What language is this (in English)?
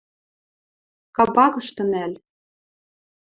Western Mari